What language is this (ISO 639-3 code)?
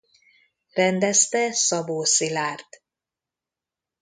hun